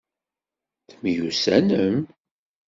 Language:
Kabyle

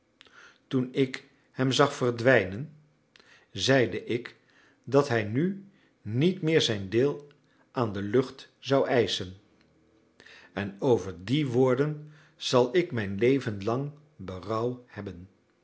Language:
Dutch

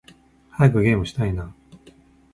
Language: Japanese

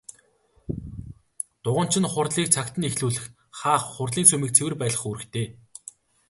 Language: Mongolian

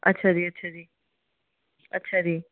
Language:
Punjabi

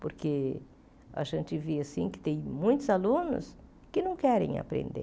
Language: Portuguese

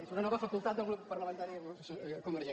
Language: Catalan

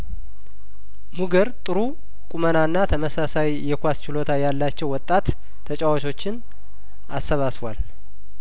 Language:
Amharic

